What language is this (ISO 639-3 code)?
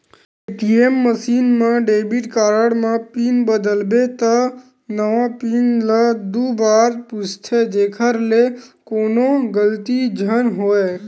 hne